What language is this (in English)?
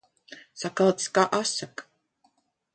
Latvian